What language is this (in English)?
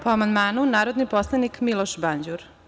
Serbian